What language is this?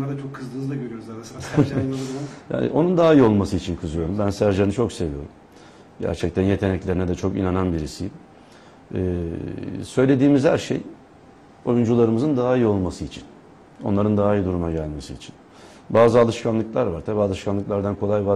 Turkish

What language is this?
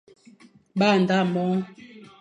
Fang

